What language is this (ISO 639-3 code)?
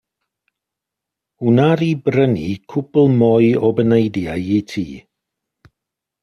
cym